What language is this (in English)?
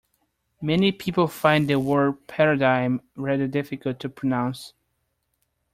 English